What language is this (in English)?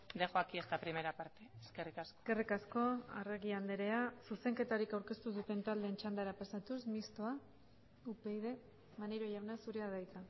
Basque